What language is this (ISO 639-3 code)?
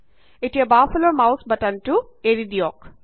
asm